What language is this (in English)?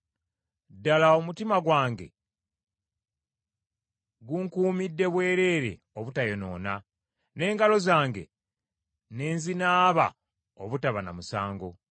Ganda